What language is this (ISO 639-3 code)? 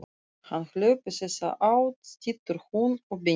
isl